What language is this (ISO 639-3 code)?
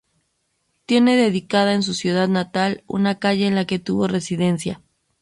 spa